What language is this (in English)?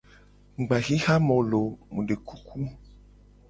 Gen